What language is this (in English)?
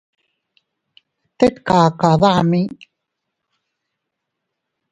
Teutila Cuicatec